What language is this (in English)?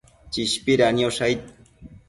Matsés